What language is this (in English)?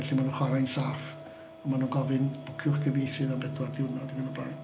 Welsh